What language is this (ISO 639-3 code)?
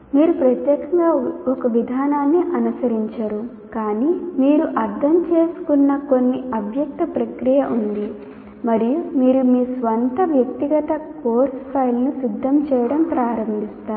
tel